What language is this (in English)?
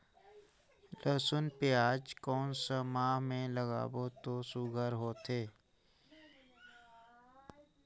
Chhattisgarhi